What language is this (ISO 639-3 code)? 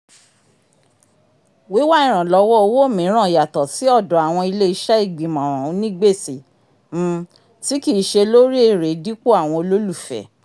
yor